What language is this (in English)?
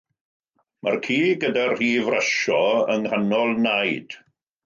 Welsh